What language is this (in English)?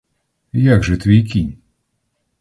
Ukrainian